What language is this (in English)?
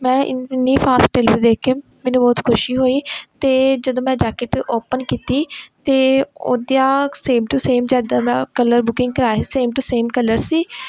Punjabi